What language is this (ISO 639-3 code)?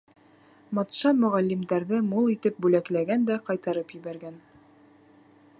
bak